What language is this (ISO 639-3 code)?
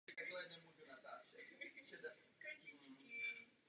ces